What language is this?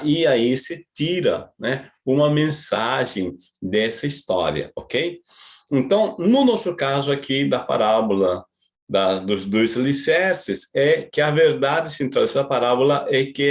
Portuguese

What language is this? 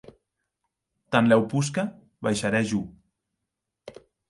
Occitan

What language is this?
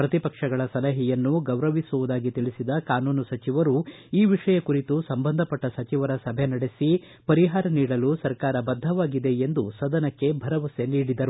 Kannada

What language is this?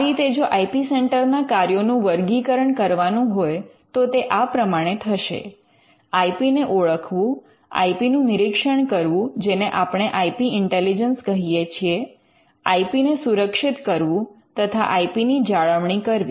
Gujarati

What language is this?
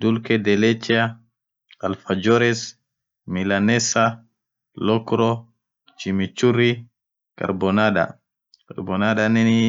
Orma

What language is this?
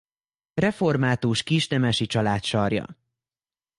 Hungarian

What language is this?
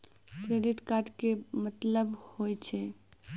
Maithili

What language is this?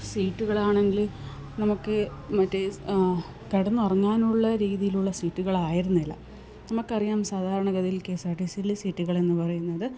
Malayalam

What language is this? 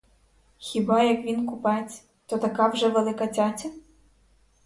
Ukrainian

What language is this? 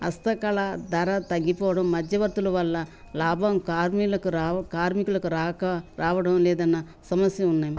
Telugu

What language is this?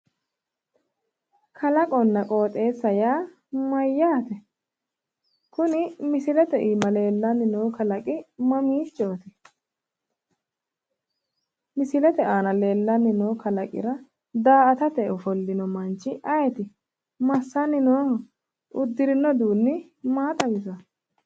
Sidamo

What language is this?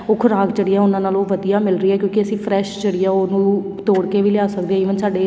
Punjabi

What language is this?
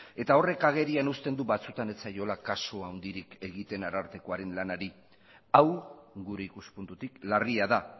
Basque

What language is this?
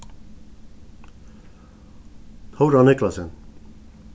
Faroese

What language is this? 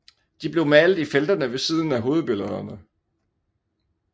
Danish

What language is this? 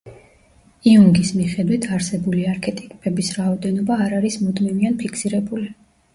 Georgian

